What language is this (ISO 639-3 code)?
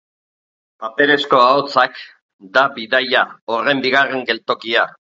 eus